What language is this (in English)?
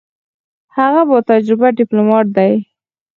Pashto